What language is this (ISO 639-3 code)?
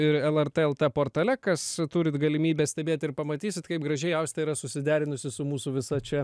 lit